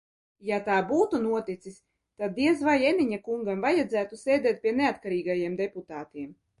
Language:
Latvian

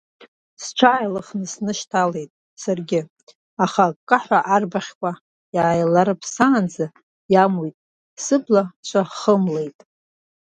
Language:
Abkhazian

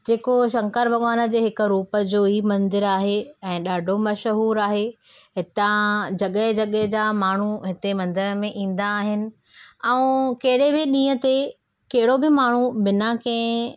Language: Sindhi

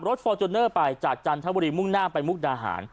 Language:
Thai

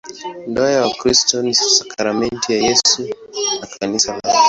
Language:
Swahili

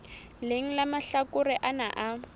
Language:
Southern Sotho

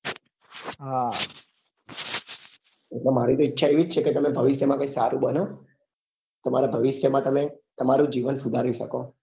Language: Gujarati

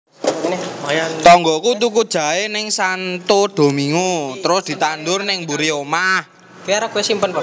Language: Javanese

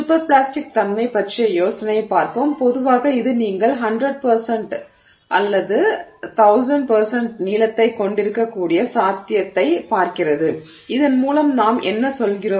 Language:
Tamil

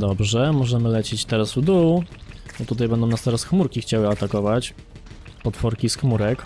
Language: Polish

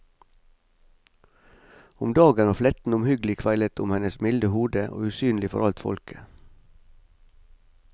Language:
Norwegian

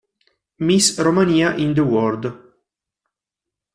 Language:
Italian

